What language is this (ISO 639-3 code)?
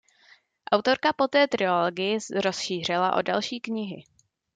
ces